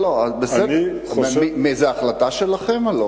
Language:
Hebrew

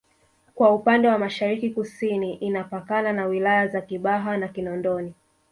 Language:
Swahili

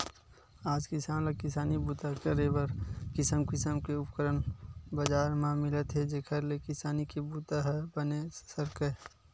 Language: Chhattisgarhi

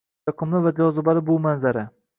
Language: Uzbek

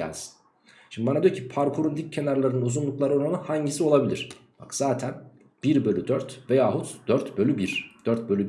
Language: Turkish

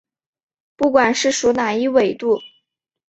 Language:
Chinese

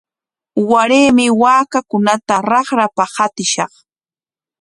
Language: Corongo Ancash Quechua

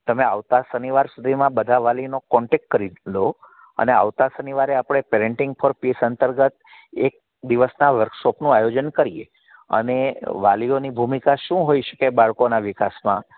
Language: Gujarati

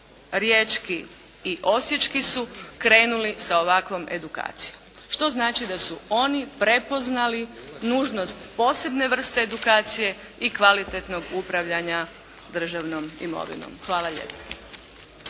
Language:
Croatian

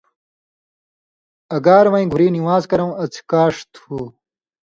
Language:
Indus Kohistani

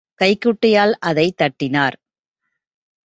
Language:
Tamil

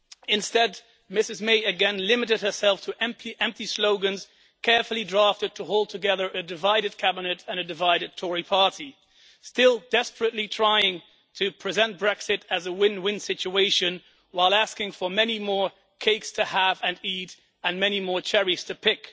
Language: English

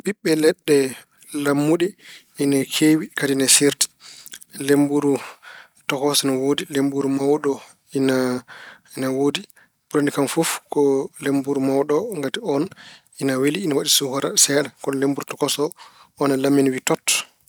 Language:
Fula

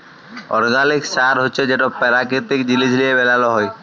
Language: Bangla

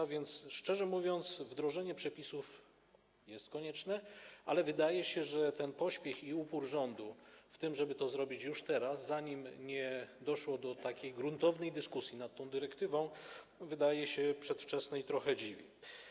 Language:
Polish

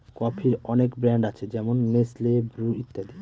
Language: Bangla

